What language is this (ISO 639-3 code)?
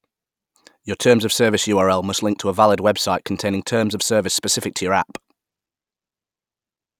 eng